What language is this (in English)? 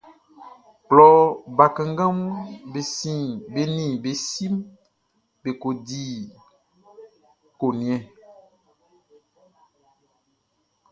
Baoulé